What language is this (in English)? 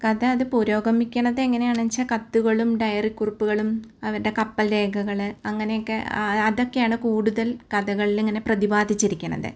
Malayalam